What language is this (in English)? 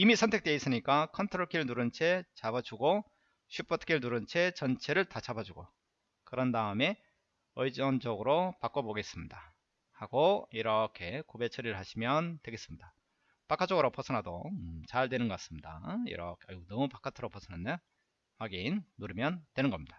Korean